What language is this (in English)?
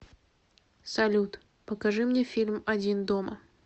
Russian